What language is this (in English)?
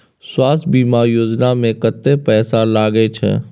Maithili